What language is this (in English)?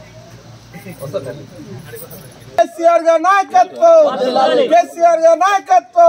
Arabic